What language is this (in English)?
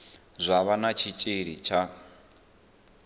Venda